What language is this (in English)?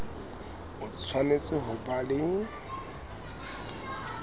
Southern Sotho